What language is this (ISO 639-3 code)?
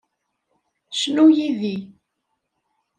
kab